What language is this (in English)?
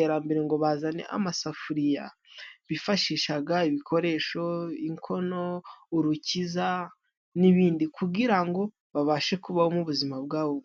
Kinyarwanda